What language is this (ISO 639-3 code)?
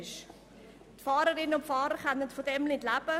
gsw